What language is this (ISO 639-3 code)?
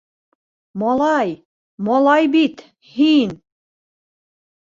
bak